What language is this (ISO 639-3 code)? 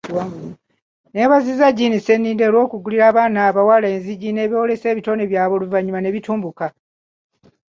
lug